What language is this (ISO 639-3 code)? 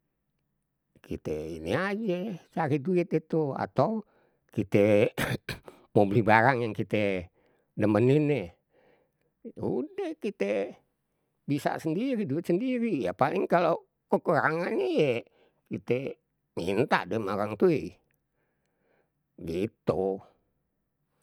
bew